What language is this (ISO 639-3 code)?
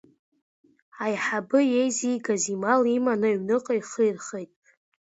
abk